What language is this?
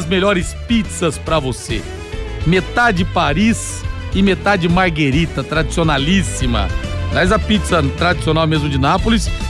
Portuguese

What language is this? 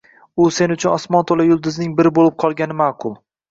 Uzbek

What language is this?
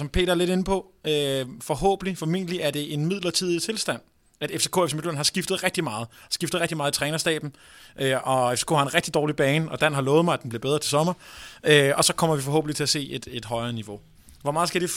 Danish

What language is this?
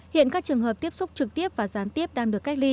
Vietnamese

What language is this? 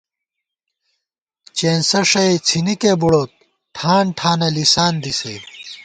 Gawar-Bati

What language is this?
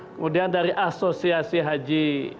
Indonesian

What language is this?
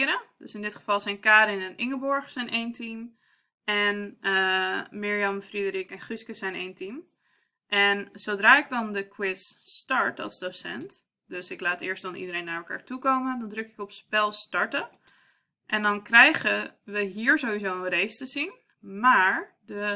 Dutch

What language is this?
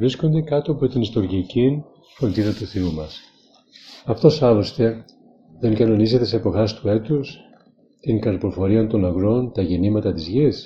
Greek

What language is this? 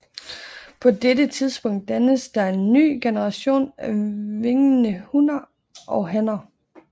Danish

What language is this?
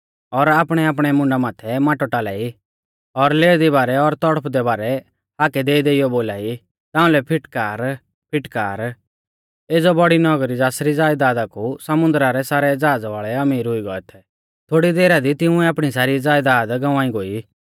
Mahasu Pahari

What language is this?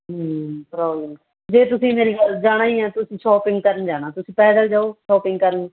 Punjabi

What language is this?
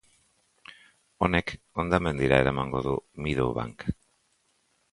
Basque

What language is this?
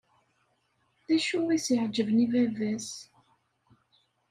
Kabyle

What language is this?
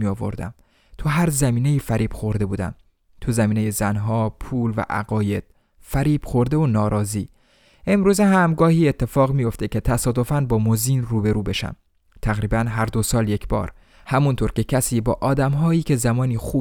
Persian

